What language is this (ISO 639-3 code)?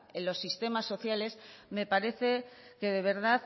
spa